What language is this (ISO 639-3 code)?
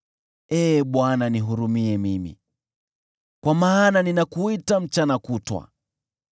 swa